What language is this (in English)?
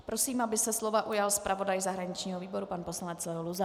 Czech